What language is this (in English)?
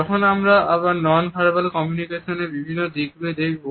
Bangla